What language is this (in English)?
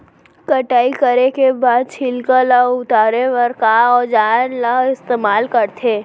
Chhattisgarhi